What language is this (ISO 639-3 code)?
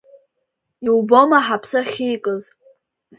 abk